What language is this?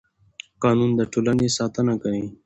Pashto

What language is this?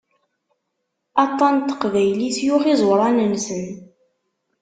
Kabyle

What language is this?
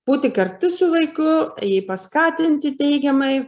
Lithuanian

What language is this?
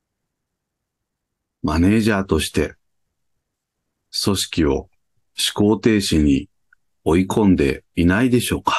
Japanese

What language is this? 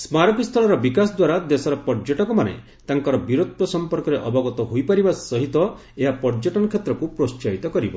Odia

